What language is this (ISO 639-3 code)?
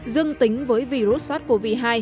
vie